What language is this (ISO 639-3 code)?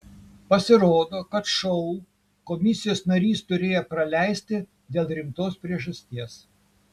lit